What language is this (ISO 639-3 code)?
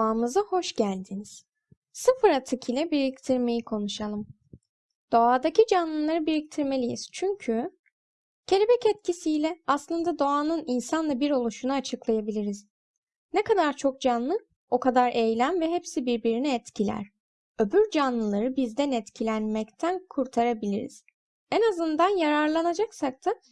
tur